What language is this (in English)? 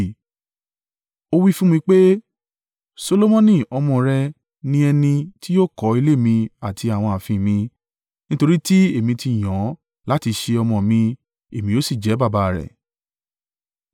Yoruba